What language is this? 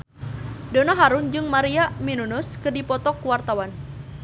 Sundanese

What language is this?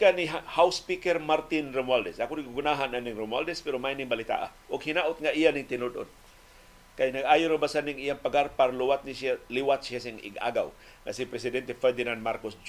Filipino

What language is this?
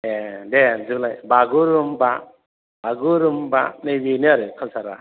Bodo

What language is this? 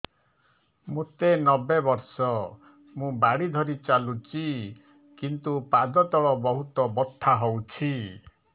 Odia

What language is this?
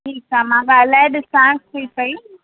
Sindhi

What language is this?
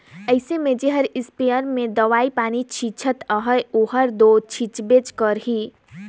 Chhattisgarhi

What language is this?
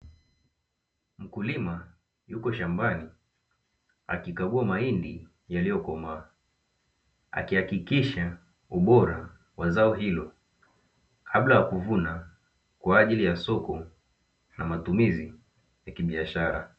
Swahili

